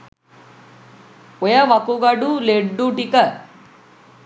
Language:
Sinhala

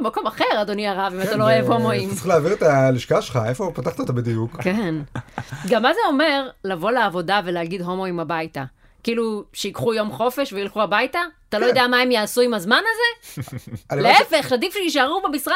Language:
Hebrew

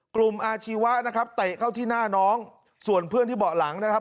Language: Thai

